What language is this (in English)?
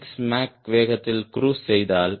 Tamil